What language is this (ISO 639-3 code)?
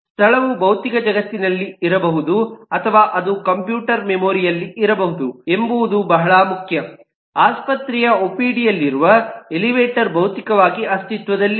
kan